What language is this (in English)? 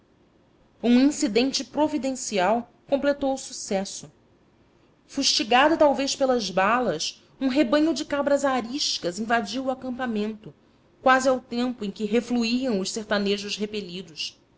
Portuguese